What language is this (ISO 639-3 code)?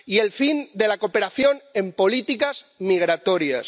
spa